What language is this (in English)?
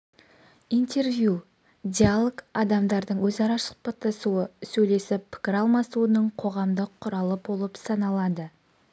Kazakh